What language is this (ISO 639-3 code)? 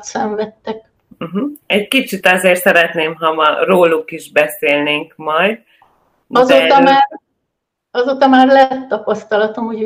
hun